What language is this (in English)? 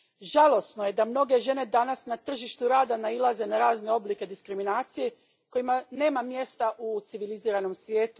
Croatian